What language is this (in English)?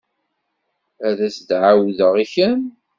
Kabyle